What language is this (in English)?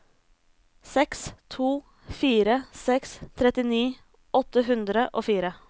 Norwegian